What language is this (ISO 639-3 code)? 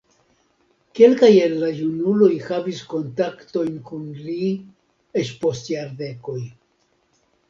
epo